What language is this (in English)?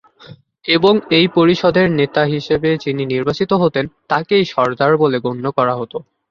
Bangla